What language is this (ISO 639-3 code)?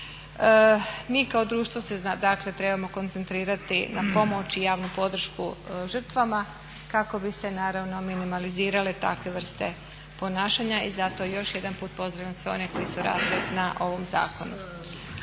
hrv